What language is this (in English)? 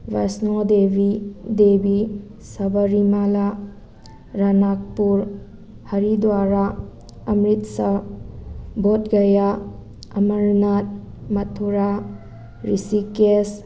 Manipuri